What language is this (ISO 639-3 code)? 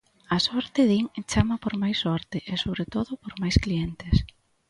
glg